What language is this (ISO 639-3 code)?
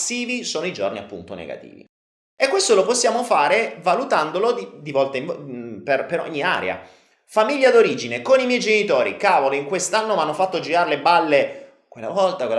ita